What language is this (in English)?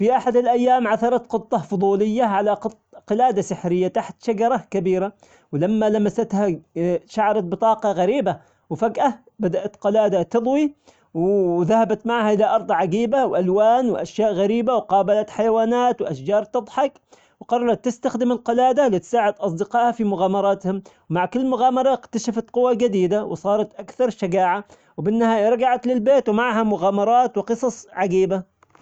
Omani Arabic